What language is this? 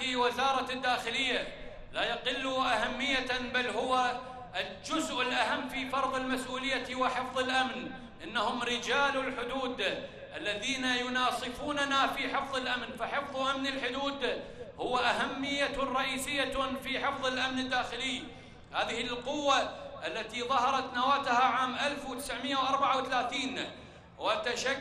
Arabic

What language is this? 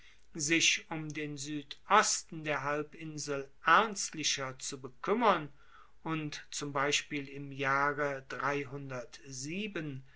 German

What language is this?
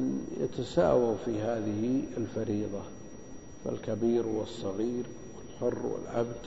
Arabic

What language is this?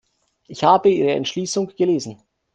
German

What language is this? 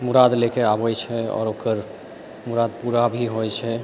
Maithili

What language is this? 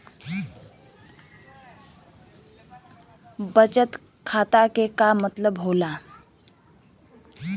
Bhojpuri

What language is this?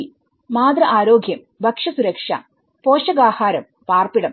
Malayalam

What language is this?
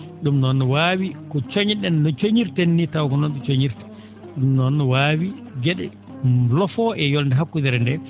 Fula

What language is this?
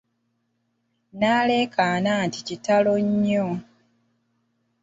Ganda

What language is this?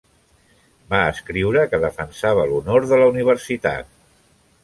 Catalan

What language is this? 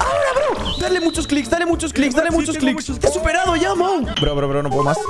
Spanish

